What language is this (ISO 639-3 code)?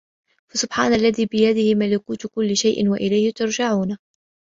ara